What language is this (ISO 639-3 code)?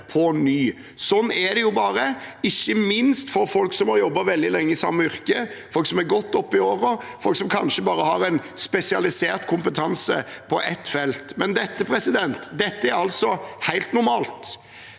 nor